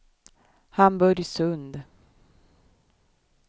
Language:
Swedish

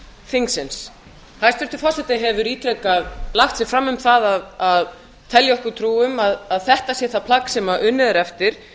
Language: Icelandic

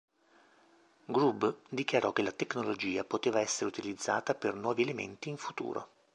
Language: Italian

